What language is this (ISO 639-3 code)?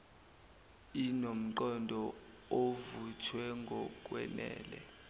zul